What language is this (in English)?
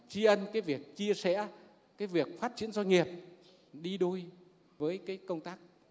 Vietnamese